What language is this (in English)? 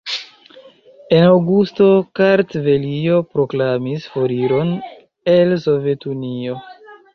Esperanto